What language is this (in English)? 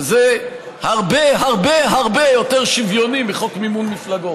Hebrew